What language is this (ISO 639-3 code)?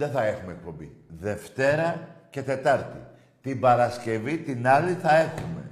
ell